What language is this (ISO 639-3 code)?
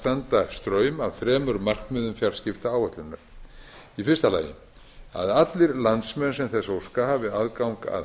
isl